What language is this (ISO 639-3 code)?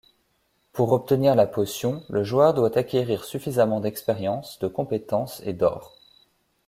fra